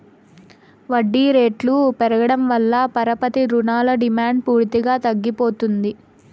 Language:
Telugu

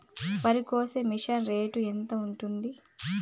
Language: Telugu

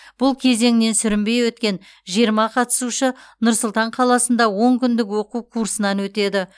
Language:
Kazakh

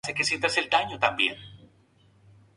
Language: Spanish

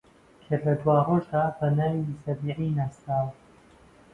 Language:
Central Kurdish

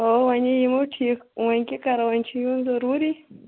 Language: Kashmiri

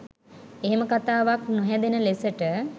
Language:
Sinhala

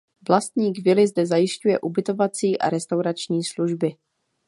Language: Czech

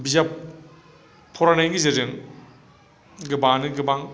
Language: Bodo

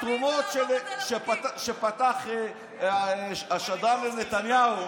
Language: Hebrew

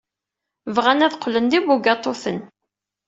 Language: Kabyle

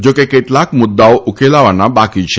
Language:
Gujarati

